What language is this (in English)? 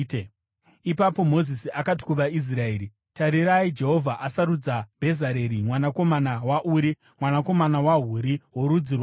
Shona